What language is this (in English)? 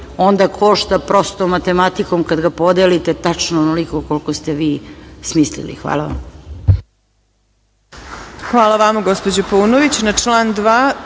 Serbian